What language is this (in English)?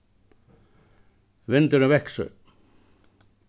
Faroese